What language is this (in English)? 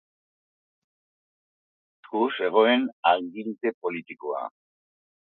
Basque